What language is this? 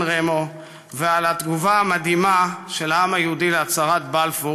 Hebrew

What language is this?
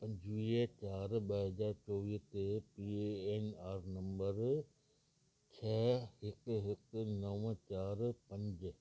Sindhi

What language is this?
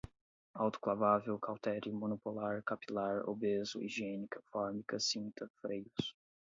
Portuguese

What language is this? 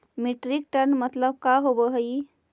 Magahi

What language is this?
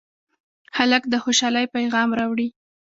Pashto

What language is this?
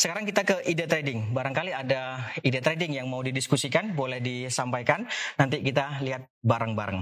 Indonesian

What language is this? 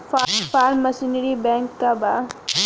Bhojpuri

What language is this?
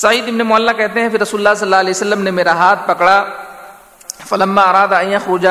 Urdu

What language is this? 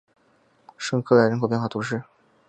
Chinese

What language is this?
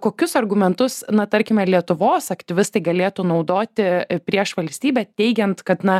Lithuanian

